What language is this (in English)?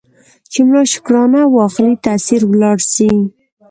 Pashto